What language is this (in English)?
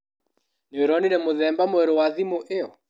Kikuyu